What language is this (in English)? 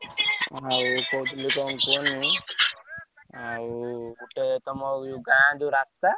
Odia